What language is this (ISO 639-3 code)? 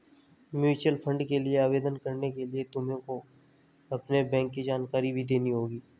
hin